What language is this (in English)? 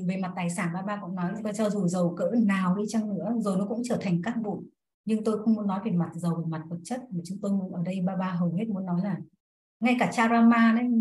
Vietnamese